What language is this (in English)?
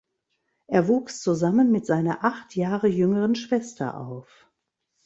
German